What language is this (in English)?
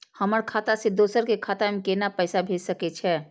Maithili